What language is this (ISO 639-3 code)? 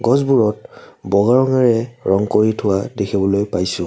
asm